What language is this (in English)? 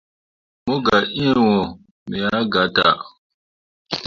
Mundang